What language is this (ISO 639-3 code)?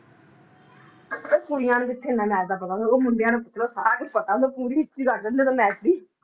pan